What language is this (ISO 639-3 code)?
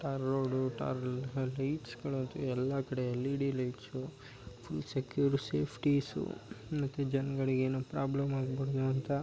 kan